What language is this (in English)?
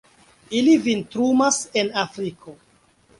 Esperanto